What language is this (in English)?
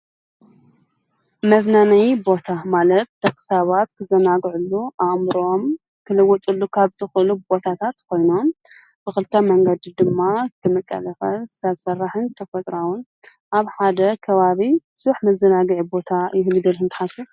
Tigrinya